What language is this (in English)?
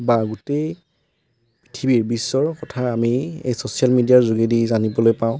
Assamese